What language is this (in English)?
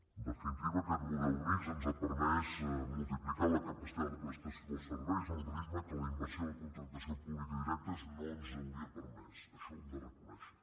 Catalan